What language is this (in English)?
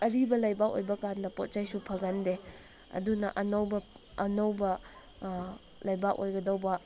Manipuri